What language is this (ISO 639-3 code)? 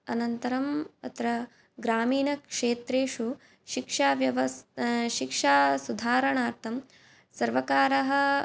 san